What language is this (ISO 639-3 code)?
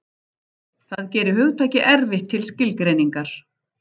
isl